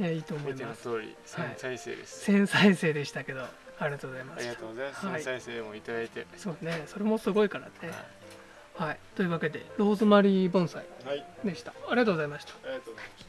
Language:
Japanese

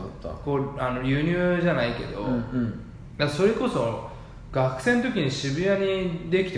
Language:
Japanese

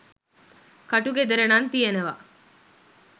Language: Sinhala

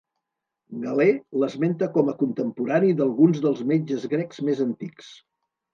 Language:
Catalan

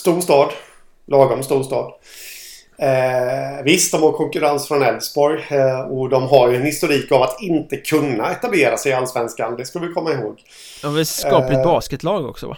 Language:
Swedish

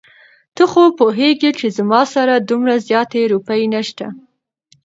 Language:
Pashto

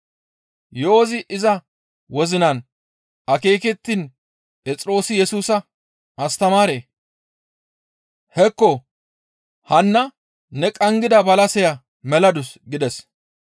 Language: Gamo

